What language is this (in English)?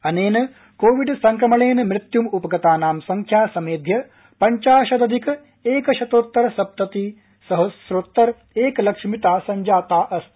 Sanskrit